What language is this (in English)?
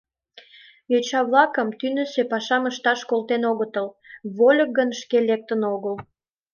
Mari